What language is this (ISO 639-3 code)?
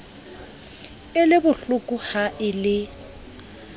sot